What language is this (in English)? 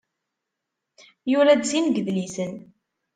Kabyle